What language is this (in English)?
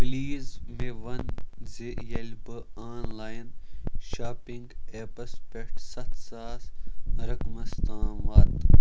Kashmiri